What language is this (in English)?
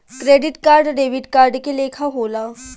Bhojpuri